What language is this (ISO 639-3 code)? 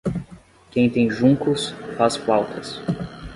por